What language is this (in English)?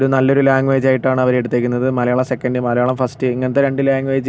Malayalam